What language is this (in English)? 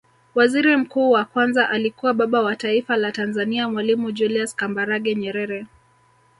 Swahili